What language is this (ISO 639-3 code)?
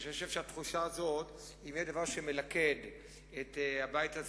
heb